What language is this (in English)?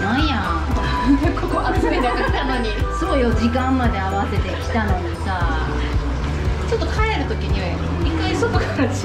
Japanese